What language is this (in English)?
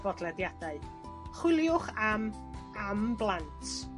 Welsh